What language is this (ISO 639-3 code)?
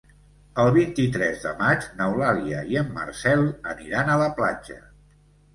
cat